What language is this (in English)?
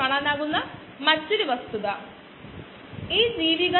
Malayalam